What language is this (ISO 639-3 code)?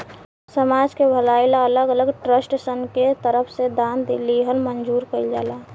bho